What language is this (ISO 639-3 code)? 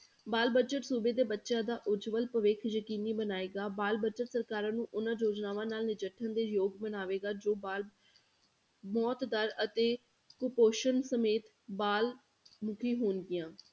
pan